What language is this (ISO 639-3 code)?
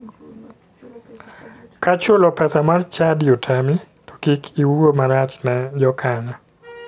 luo